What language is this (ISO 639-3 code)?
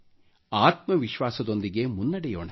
kan